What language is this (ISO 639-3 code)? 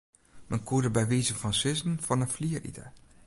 fry